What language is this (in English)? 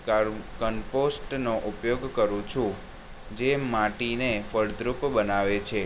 Gujarati